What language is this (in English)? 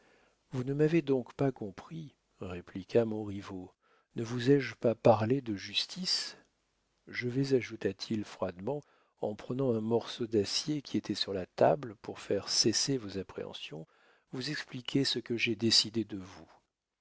French